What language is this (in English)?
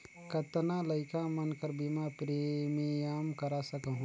Chhattisgarhi